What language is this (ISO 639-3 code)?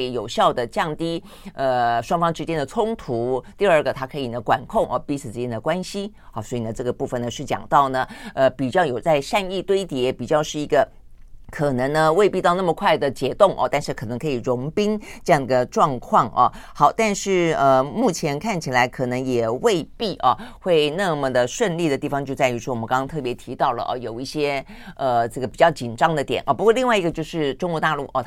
zho